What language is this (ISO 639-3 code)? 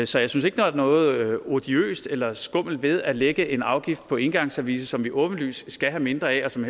dan